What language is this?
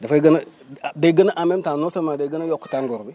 Wolof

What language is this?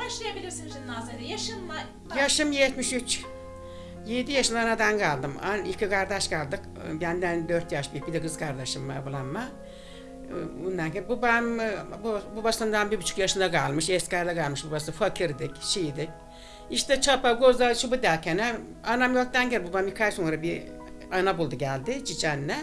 Turkish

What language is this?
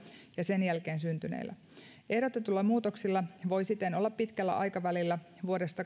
Finnish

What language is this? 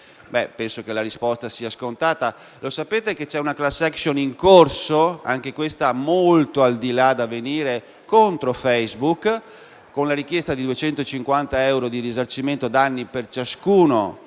Italian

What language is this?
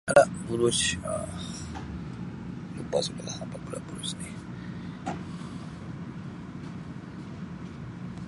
Sabah Malay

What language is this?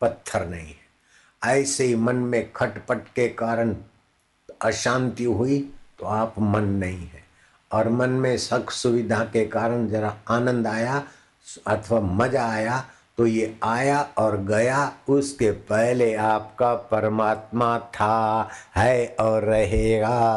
Hindi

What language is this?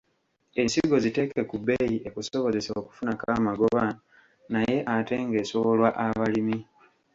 Ganda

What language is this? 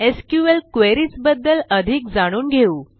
Marathi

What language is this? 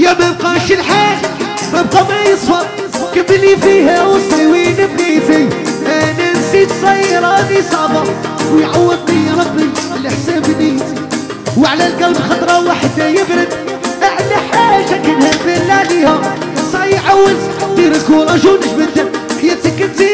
Arabic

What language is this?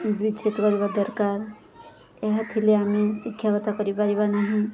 Odia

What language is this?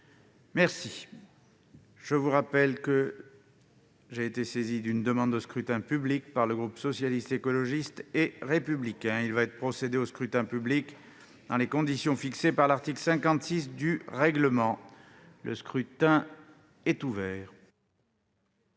French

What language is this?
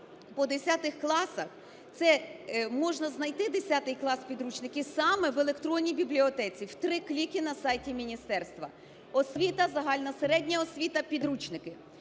Ukrainian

